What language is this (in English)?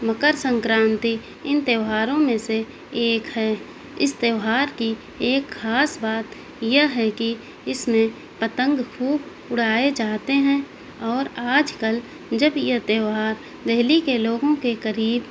Urdu